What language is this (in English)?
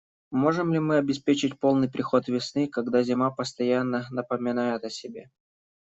Russian